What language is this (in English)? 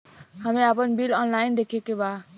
Bhojpuri